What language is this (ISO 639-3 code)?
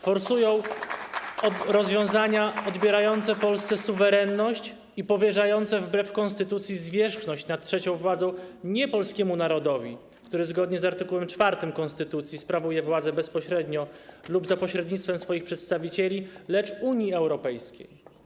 pol